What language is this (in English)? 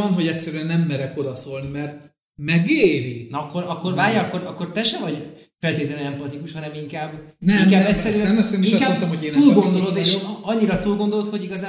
Hungarian